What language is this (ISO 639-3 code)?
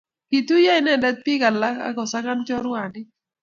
kln